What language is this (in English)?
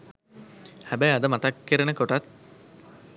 Sinhala